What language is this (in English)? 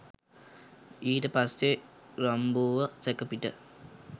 Sinhala